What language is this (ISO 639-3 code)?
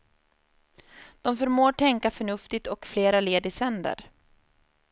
swe